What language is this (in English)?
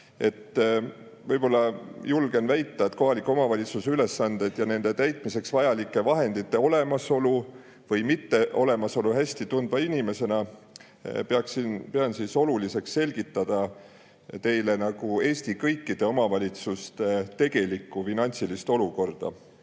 Estonian